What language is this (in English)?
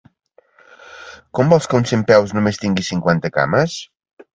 Catalan